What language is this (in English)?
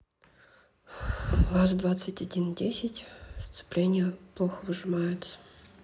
Russian